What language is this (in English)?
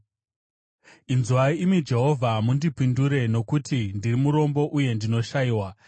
Shona